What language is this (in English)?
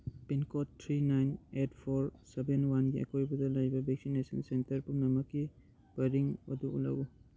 Manipuri